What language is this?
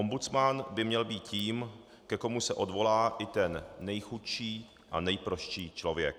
Czech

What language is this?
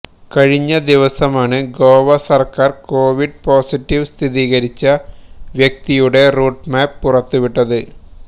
Malayalam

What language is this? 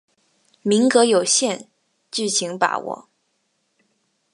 Chinese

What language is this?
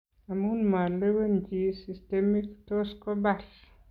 Kalenjin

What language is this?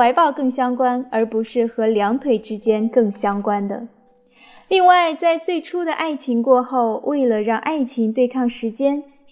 Chinese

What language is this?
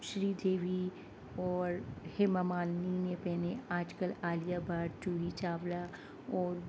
Urdu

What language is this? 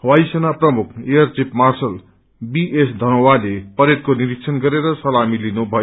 Nepali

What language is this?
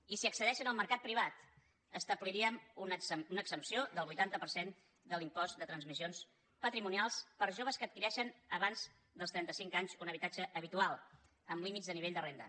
Catalan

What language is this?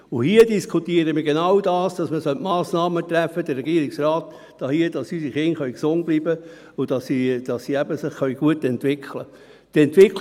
Swiss German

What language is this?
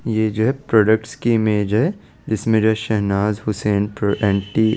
Hindi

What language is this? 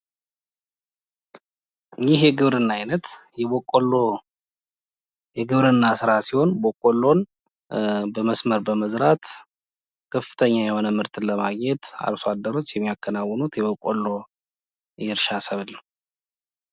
Amharic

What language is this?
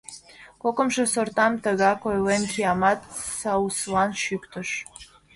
Mari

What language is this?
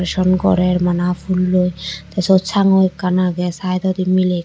Chakma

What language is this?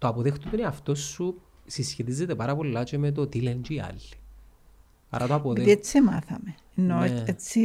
Greek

